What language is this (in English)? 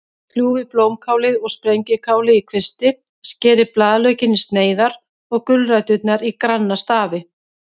Icelandic